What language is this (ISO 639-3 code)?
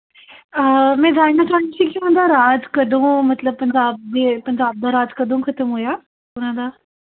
pan